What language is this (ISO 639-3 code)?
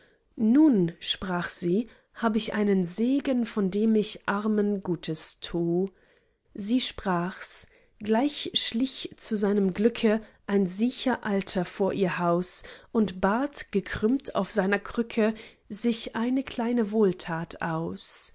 deu